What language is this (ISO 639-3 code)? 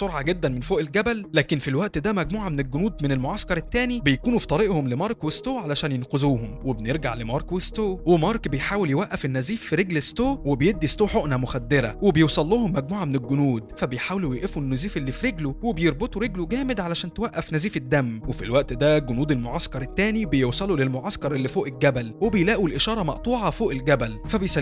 ara